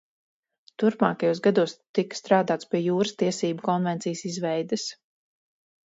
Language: Latvian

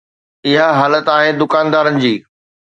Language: Sindhi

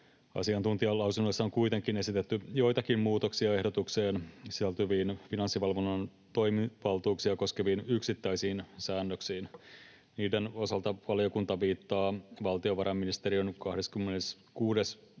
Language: Finnish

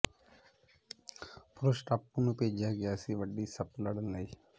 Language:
Punjabi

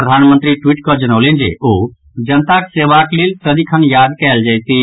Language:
Maithili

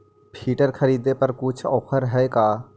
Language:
Magahi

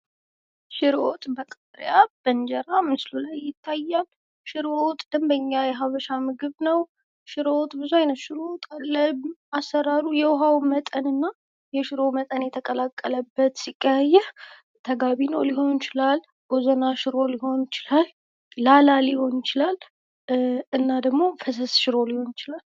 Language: Amharic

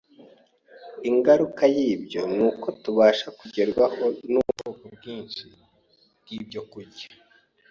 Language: Kinyarwanda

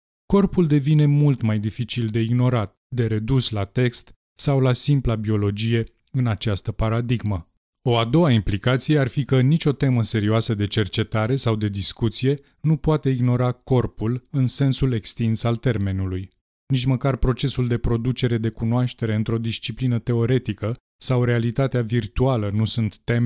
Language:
Romanian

